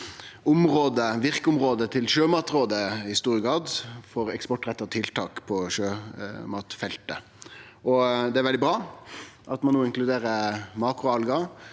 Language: Norwegian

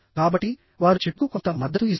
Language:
Telugu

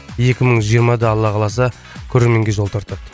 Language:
Kazakh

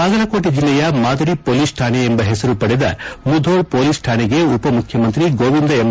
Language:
Kannada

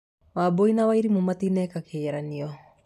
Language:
Kikuyu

